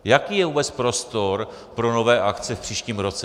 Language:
Czech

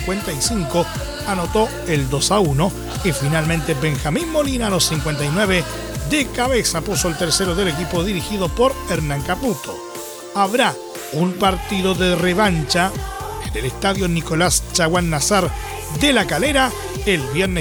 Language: Spanish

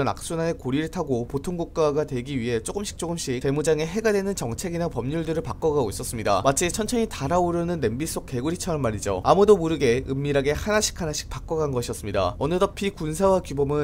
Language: Korean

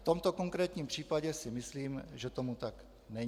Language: Czech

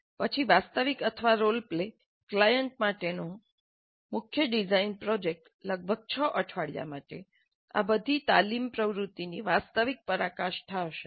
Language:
Gujarati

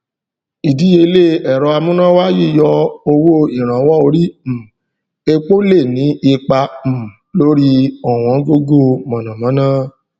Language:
Yoruba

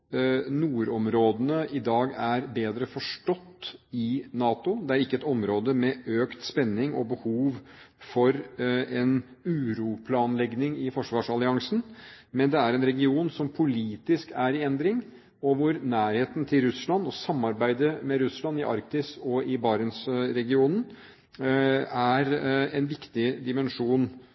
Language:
Norwegian Bokmål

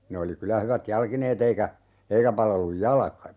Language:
Finnish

